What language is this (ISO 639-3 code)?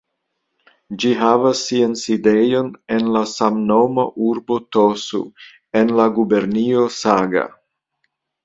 epo